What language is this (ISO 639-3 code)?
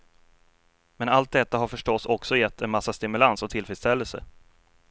swe